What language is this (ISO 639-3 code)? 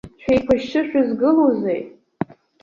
abk